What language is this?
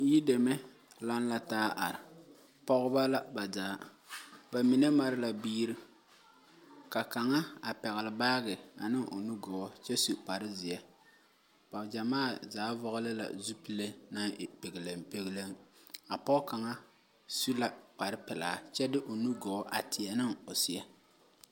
Southern Dagaare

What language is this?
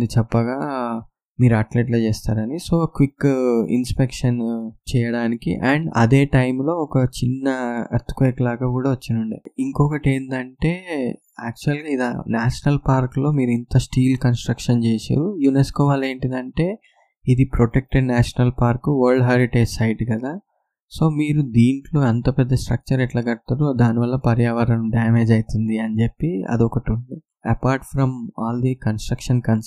Telugu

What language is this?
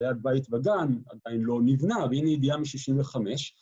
Hebrew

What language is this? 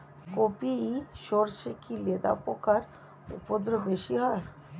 Bangla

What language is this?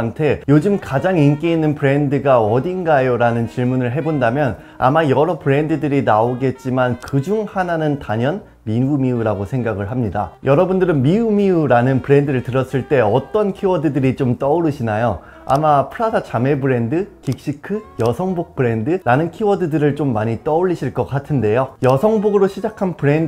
Korean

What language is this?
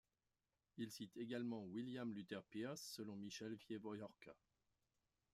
French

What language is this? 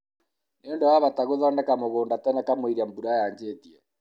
Kikuyu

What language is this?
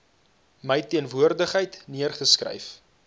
Afrikaans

